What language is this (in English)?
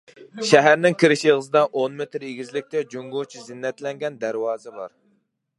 Uyghur